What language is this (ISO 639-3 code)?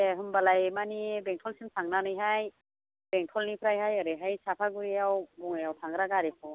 brx